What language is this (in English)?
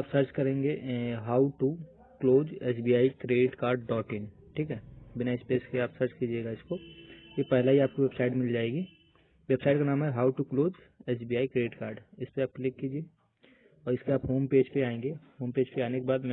Hindi